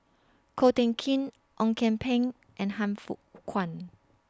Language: English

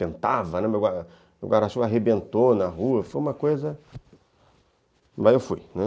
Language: Portuguese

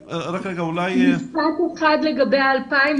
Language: Hebrew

